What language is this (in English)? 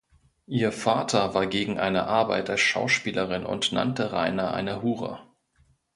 German